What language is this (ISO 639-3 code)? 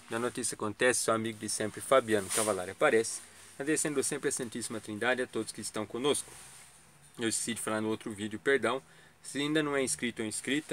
por